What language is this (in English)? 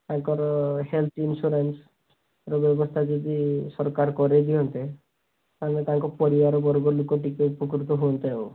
Odia